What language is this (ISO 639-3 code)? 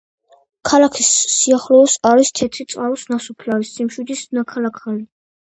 kat